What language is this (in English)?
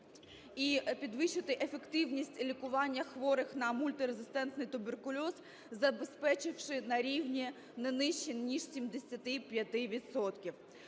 Ukrainian